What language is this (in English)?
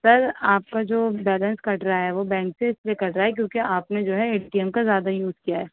Urdu